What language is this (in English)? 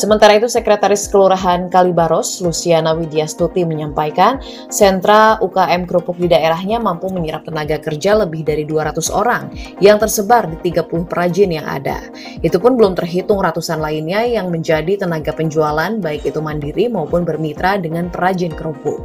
Indonesian